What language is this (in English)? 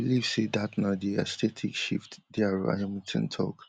Nigerian Pidgin